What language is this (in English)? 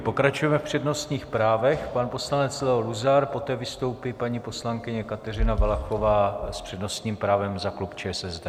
Czech